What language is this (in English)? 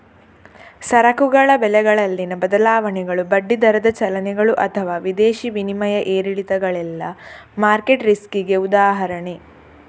Kannada